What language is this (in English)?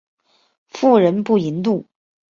Chinese